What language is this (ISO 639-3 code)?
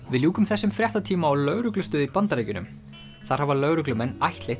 isl